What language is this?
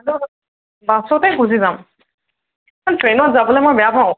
Assamese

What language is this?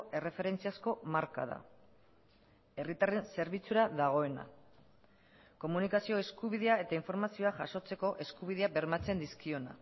Basque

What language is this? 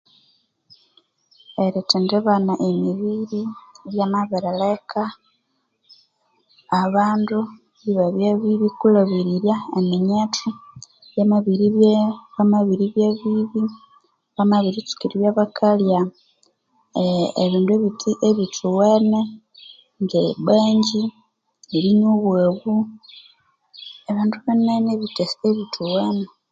Konzo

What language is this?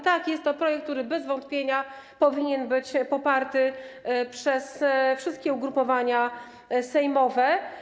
Polish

